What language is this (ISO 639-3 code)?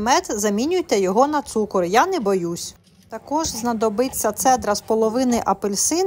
ukr